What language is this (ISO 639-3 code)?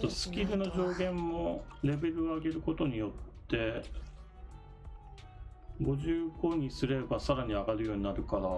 jpn